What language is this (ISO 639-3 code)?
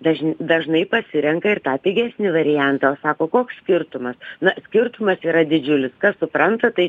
lit